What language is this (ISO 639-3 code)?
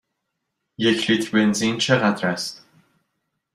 fas